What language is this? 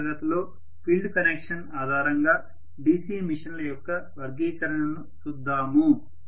Telugu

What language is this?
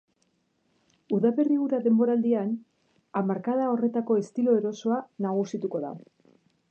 Basque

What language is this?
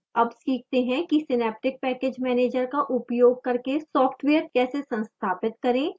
Hindi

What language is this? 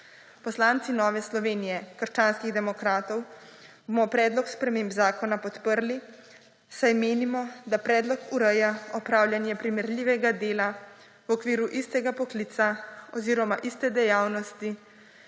Slovenian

